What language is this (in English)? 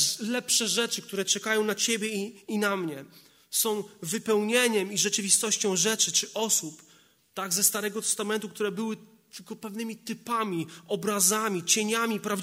Polish